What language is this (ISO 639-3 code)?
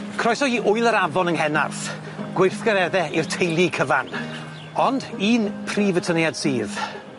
cym